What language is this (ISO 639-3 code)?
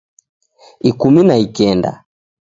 dav